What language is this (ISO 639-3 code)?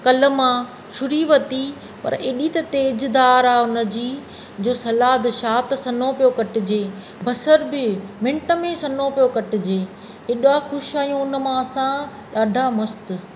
snd